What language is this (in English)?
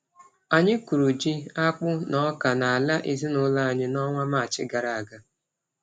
Igbo